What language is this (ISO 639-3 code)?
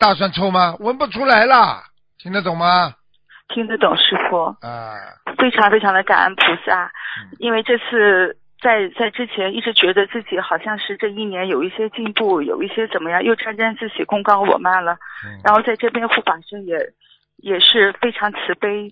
zho